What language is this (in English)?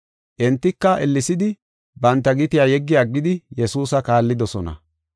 Gofa